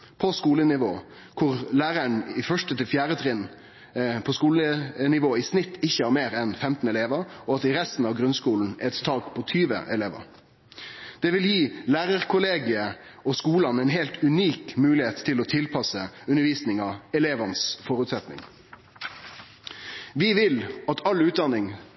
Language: Norwegian Nynorsk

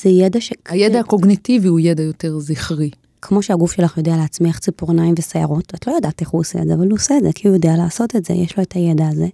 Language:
Hebrew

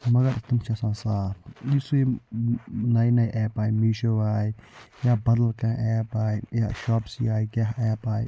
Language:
Kashmiri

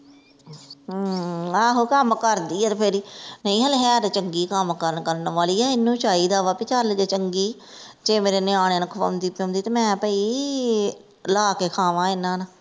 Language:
Punjabi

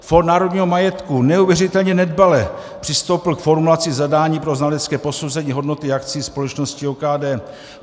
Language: Czech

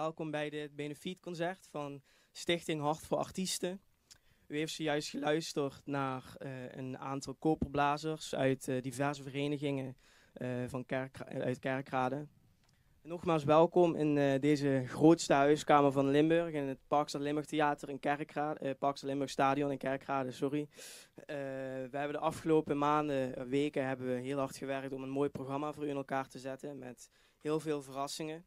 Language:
Dutch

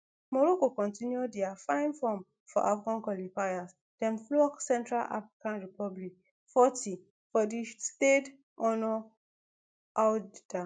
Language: Nigerian Pidgin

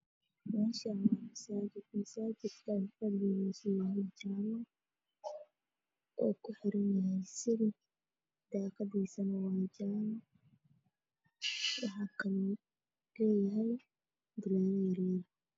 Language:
Somali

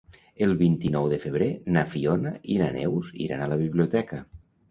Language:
Catalan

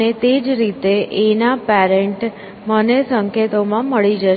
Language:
Gujarati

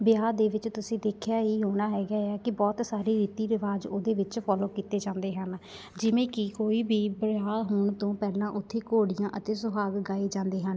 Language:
Punjabi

